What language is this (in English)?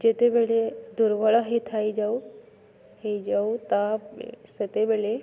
Odia